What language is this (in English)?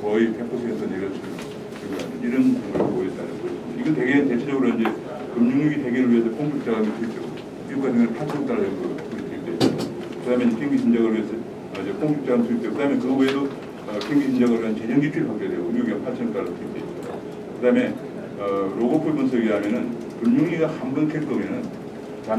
Korean